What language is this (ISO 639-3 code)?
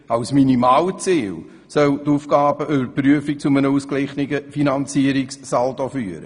gsw